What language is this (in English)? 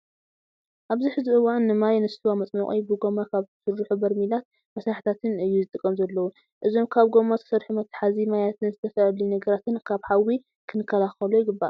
Tigrinya